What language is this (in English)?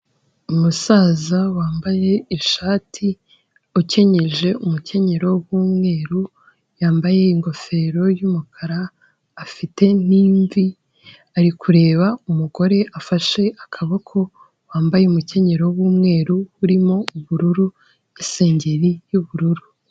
Kinyarwanda